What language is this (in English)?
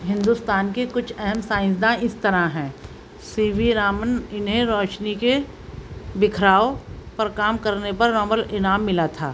Urdu